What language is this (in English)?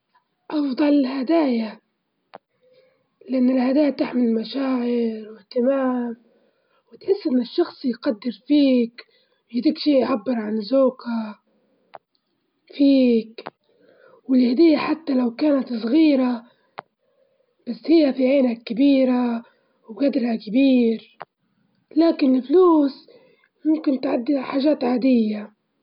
Libyan Arabic